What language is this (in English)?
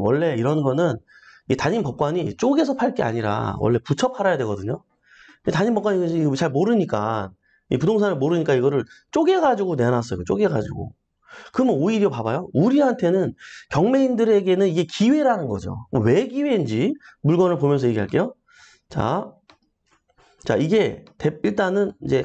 Korean